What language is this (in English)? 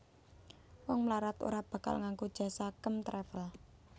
Javanese